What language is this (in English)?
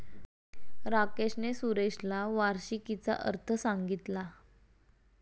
Marathi